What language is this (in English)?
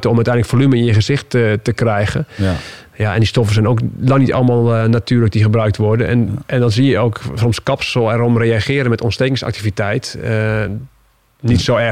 Dutch